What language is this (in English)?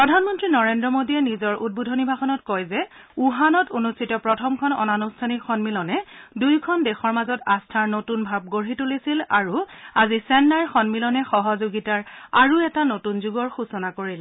Assamese